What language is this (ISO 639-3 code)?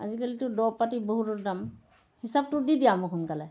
asm